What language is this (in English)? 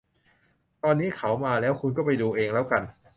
Thai